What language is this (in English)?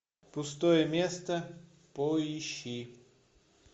Russian